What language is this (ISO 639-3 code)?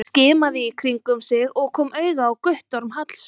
isl